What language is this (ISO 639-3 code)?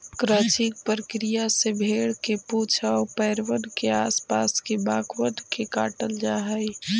mag